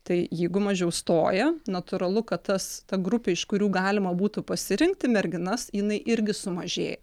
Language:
Lithuanian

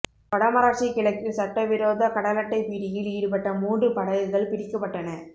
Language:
Tamil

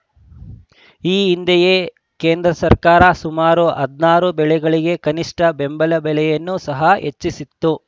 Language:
Kannada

